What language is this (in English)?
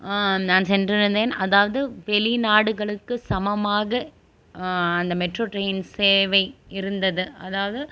Tamil